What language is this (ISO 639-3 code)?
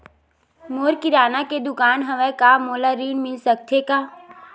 hne